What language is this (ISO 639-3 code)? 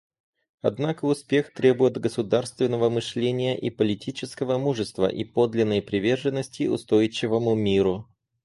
rus